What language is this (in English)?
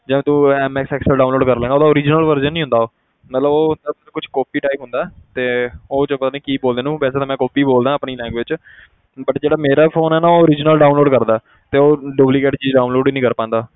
Punjabi